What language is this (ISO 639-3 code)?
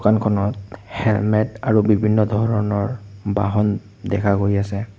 asm